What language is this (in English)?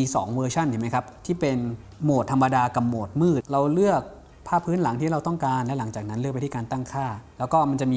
Thai